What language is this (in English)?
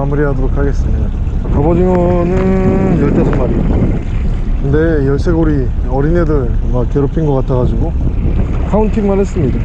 Korean